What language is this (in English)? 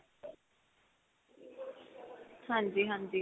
Punjabi